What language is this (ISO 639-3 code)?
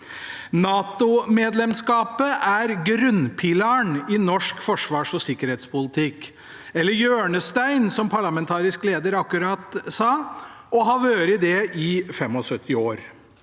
nor